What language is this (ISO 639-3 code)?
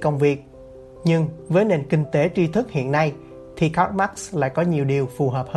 vie